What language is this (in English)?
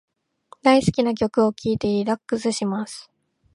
Japanese